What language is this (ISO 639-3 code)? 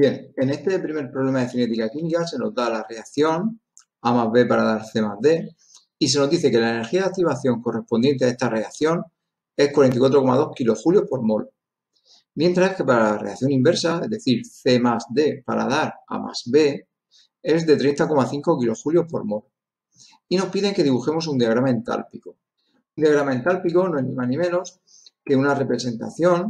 spa